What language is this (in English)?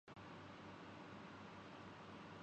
Urdu